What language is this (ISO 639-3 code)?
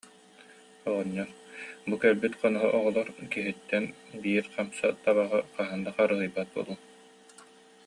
sah